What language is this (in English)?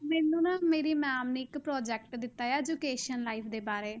Punjabi